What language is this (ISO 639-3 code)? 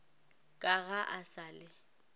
nso